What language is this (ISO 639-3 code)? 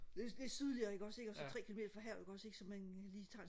dan